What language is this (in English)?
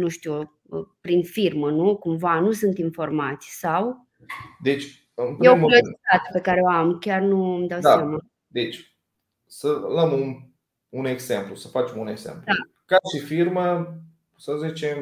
Romanian